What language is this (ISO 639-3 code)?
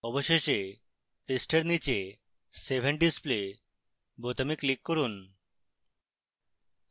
ben